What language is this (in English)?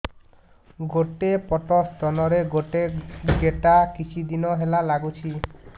Odia